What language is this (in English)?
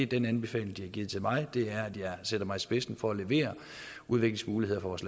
Danish